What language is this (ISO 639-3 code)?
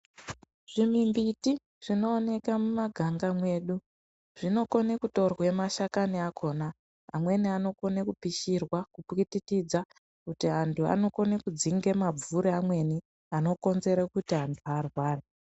ndc